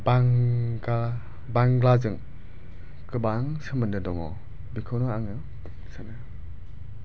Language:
Bodo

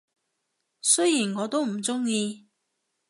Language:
Cantonese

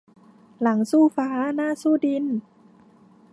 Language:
Thai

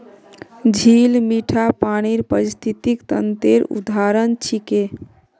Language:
Magahi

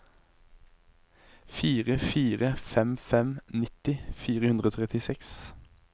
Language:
Norwegian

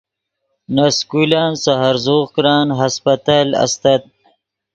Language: Yidgha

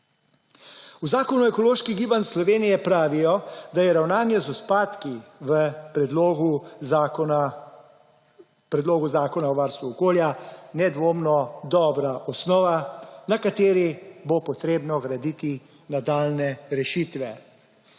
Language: Slovenian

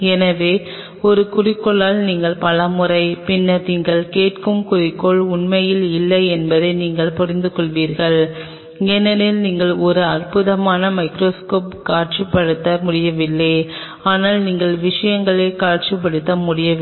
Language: Tamil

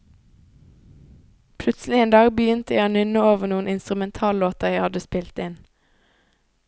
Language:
Norwegian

